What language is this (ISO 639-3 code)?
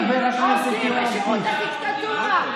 heb